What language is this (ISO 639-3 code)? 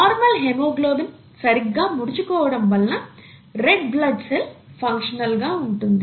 tel